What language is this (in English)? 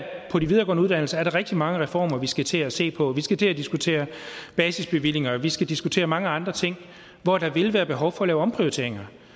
Danish